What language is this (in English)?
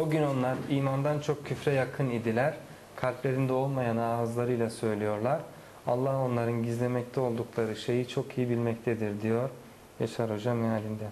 Turkish